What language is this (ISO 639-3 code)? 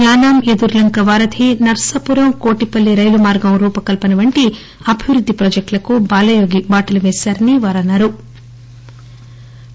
tel